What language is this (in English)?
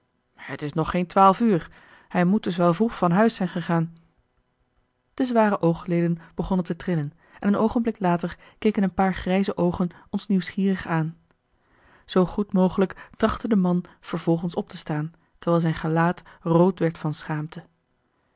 Dutch